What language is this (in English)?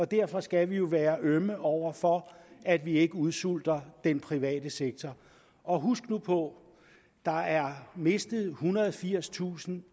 Danish